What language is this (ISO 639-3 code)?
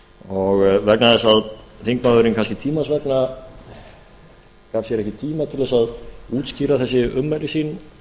isl